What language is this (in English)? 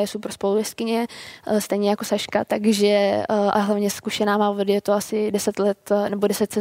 Czech